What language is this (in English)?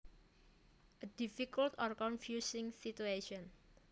Javanese